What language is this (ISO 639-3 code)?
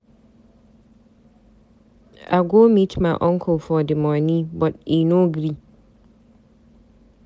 pcm